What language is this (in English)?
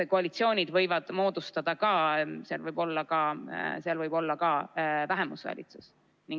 Estonian